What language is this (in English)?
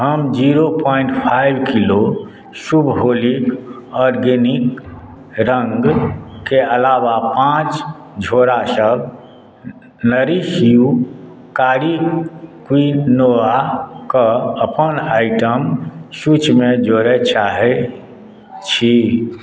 Maithili